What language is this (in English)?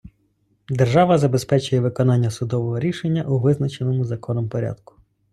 Ukrainian